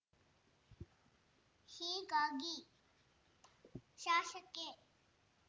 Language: Kannada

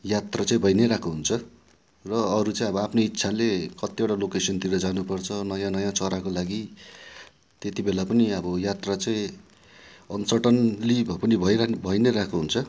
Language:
Nepali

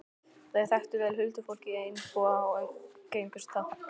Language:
Icelandic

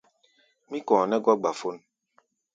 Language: Gbaya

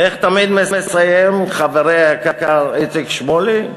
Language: Hebrew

